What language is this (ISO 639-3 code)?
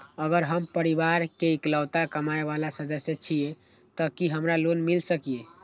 mai